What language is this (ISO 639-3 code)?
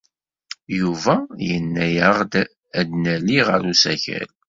kab